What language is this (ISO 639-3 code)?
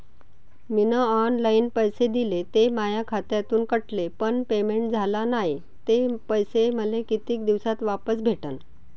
mar